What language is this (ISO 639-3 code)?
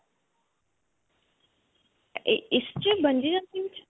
pan